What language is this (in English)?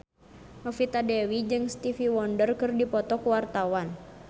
Sundanese